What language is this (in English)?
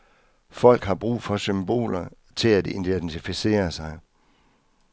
Danish